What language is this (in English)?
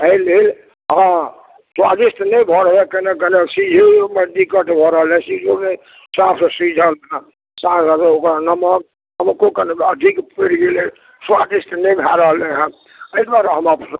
Maithili